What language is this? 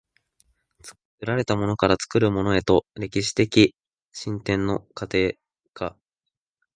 Japanese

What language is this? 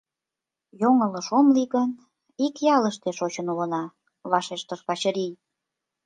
Mari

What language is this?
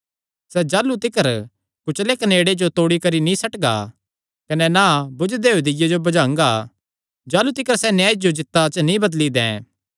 Kangri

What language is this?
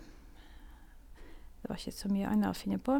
Norwegian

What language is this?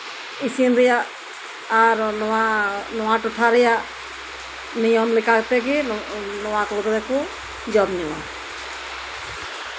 Santali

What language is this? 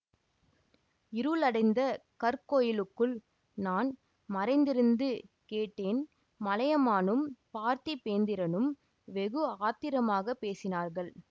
Tamil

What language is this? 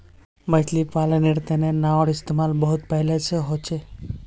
Magahi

